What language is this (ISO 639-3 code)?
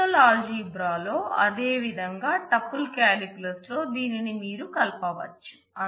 tel